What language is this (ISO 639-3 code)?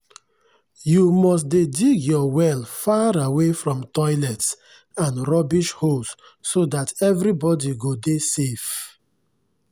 pcm